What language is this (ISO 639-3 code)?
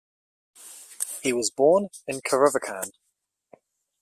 eng